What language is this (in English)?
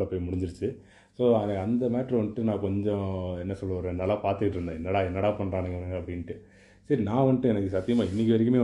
Tamil